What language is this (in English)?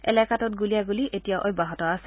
Assamese